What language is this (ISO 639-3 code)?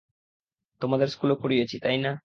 ben